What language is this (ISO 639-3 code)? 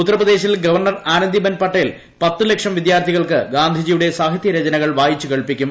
mal